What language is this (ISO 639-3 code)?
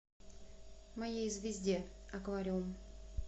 rus